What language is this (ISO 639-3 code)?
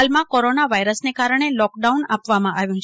guj